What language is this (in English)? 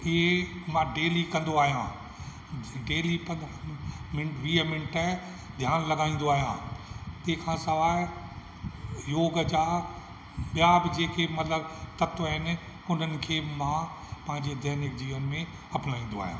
Sindhi